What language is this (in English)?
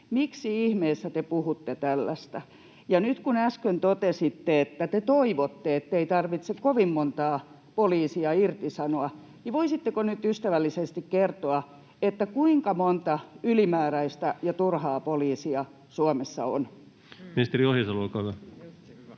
Finnish